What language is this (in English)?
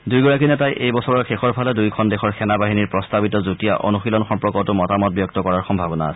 Assamese